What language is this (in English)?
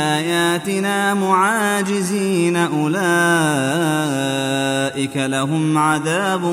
Arabic